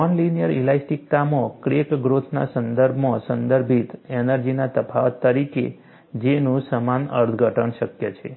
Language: Gujarati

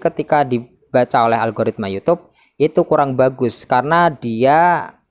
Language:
Indonesian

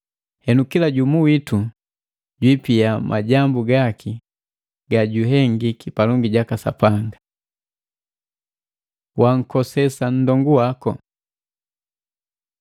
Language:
Matengo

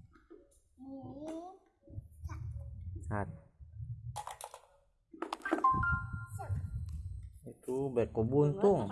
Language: Indonesian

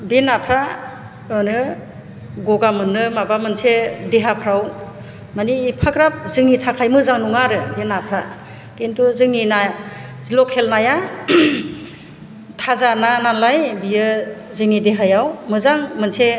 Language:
Bodo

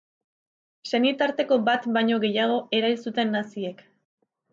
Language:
Basque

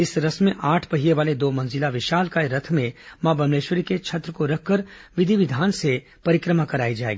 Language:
Hindi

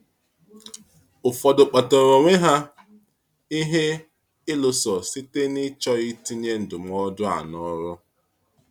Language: Igbo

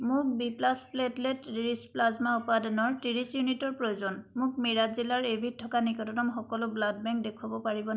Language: Assamese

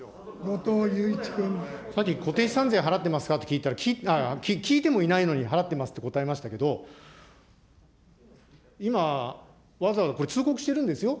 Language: Japanese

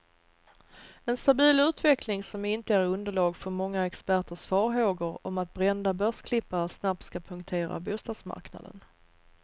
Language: Swedish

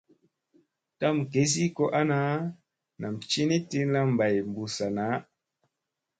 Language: Musey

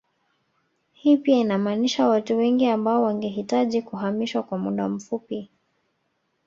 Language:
Swahili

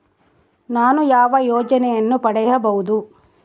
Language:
Kannada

